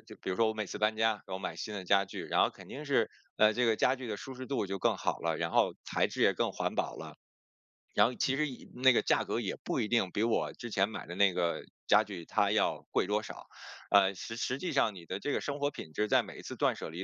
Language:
Chinese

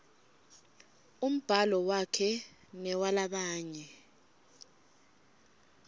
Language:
Swati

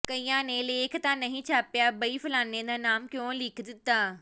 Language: Punjabi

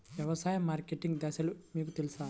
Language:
Telugu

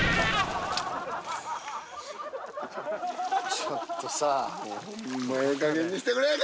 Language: Japanese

